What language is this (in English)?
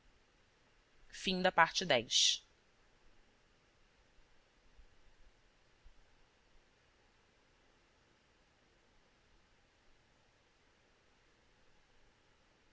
Portuguese